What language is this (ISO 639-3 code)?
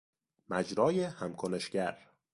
fas